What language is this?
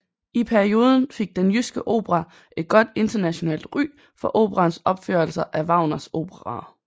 Danish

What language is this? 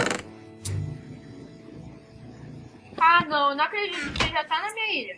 Portuguese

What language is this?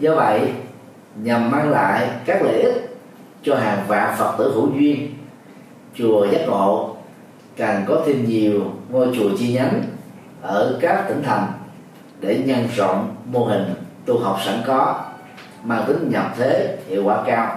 Vietnamese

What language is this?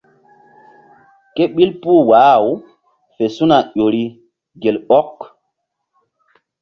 Mbum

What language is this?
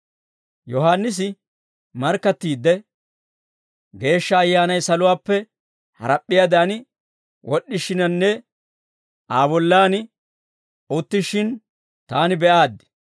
Dawro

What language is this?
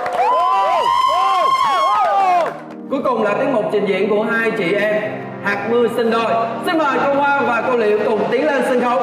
Vietnamese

